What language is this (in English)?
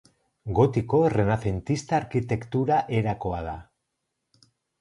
Basque